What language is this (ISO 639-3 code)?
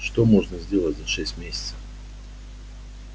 rus